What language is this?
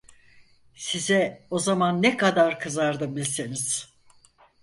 Turkish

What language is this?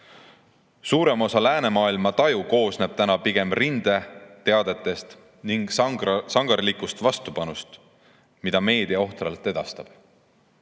Estonian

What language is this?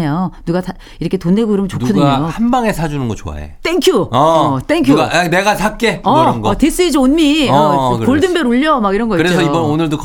Korean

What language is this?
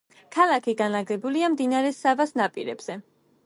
Georgian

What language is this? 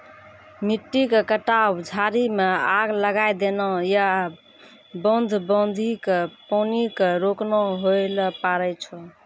Maithili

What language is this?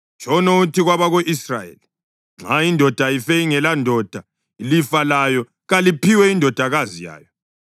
North Ndebele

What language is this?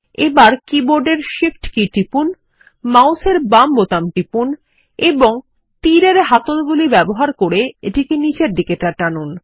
Bangla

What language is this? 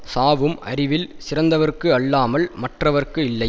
Tamil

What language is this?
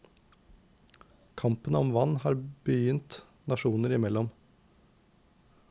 Norwegian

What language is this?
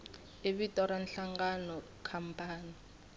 Tsonga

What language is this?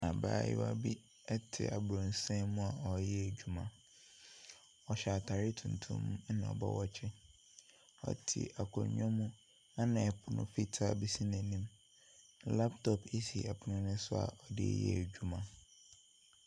Akan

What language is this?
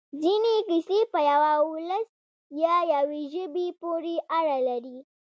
Pashto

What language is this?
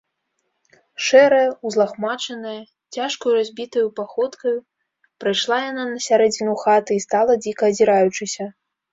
Belarusian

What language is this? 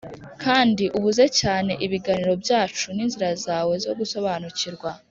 Kinyarwanda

